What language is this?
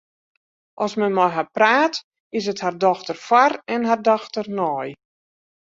Western Frisian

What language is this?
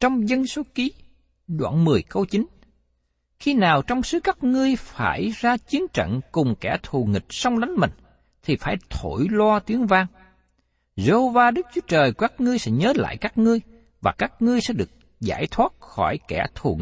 Vietnamese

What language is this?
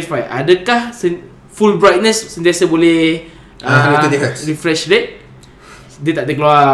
Malay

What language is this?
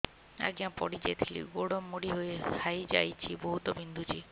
Odia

